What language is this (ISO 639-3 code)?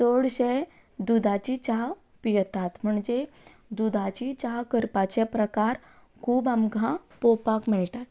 kok